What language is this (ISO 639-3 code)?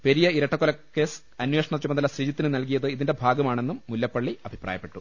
mal